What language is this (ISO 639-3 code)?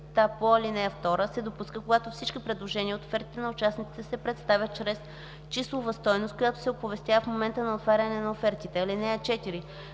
bul